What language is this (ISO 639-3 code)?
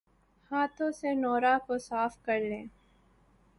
urd